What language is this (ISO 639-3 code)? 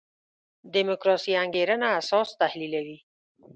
pus